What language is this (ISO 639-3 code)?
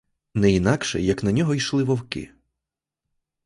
ukr